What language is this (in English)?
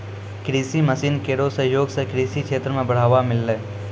Maithili